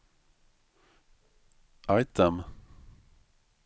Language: Swedish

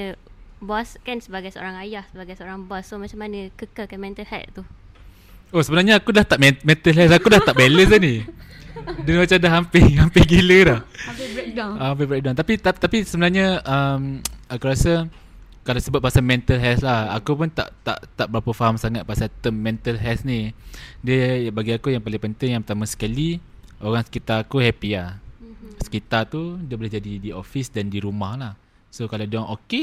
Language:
Malay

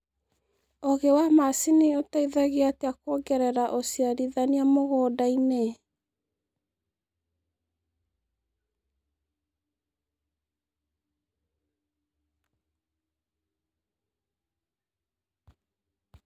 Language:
Kikuyu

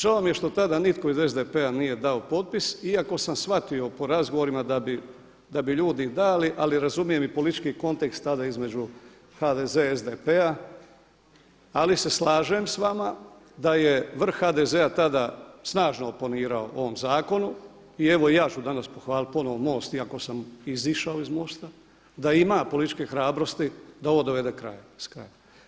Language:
Croatian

